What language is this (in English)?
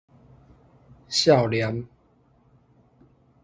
Min Nan Chinese